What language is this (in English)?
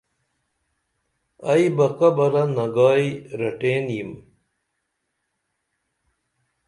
Dameli